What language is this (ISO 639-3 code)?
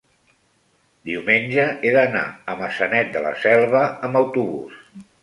cat